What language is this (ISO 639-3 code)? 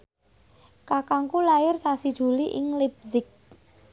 jav